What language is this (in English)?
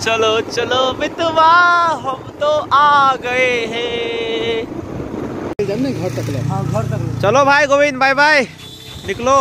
Hindi